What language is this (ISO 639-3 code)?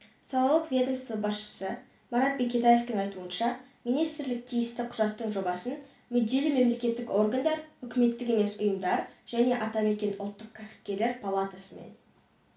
kaz